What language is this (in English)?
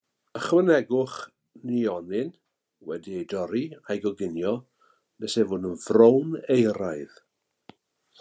Welsh